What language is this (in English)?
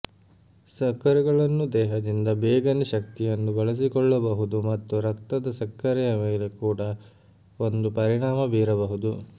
Kannada